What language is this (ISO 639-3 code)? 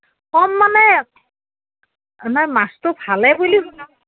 asm